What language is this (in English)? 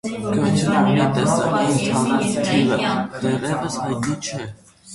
Armenian